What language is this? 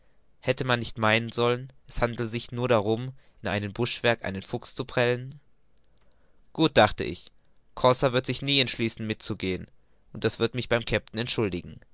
German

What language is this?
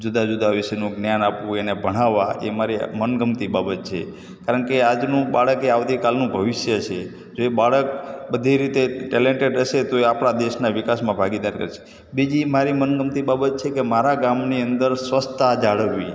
Gujarati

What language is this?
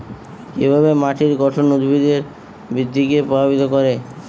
Bangla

